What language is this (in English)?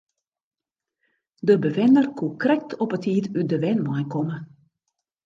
Western Frisian